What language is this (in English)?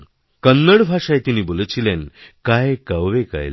Bangla